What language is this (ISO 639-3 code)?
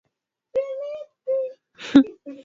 swa